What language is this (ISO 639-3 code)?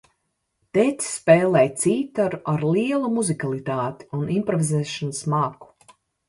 lav